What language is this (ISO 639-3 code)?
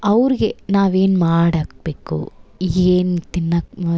kan